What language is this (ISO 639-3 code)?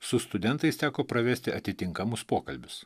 lit